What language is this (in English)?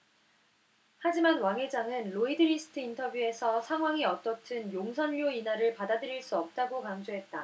Korean